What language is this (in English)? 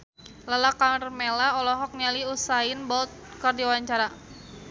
Sundanese